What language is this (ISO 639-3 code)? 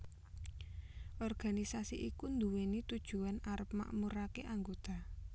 jav